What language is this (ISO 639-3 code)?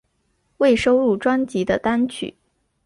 zho